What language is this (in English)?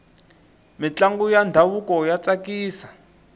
Tsonga